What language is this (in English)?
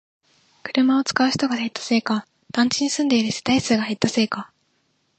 Japanese